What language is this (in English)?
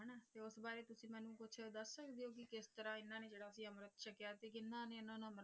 Punjabi